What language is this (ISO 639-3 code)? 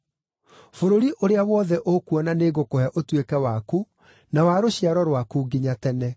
kik